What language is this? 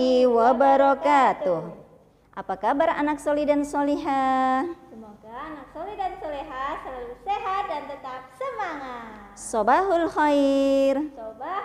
Indonesian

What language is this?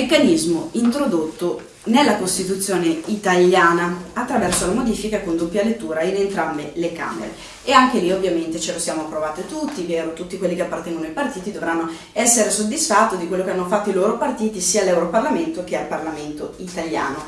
Italian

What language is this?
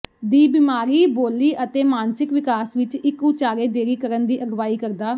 Punjabi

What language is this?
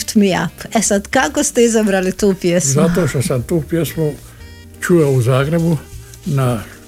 Croatian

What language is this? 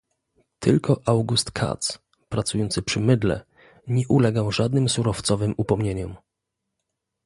Polish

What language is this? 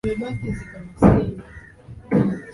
Swahili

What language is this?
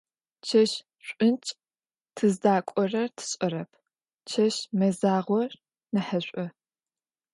Adyghe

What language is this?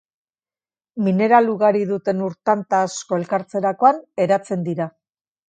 Basque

